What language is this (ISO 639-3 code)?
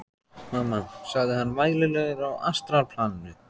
isl